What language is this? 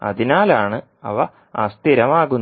Malayalam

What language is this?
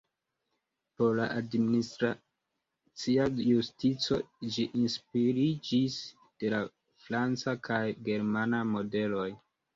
Esperanto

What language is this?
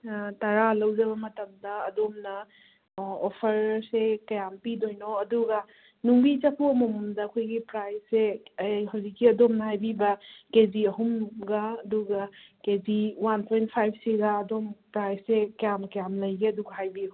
Manipuri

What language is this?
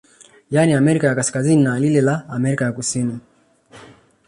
Swahili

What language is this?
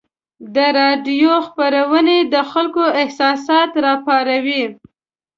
Pashto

